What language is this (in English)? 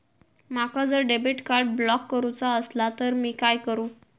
Marathi